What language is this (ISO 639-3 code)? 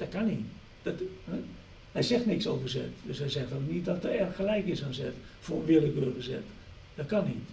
nld